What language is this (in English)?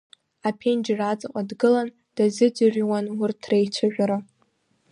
Abkhazian